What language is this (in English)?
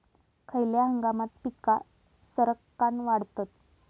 Marathi